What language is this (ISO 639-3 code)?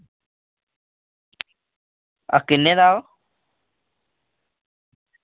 doi